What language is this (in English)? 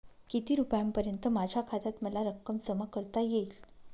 Marathi